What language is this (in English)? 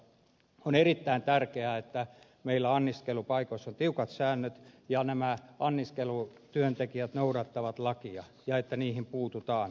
Finnish